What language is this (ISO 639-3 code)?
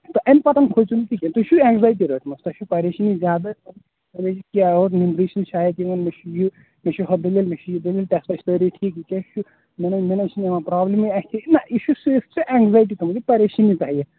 kas